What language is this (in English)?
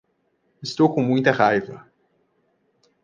Portuguese